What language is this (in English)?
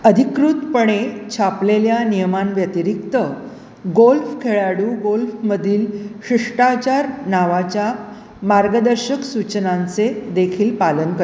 Marathi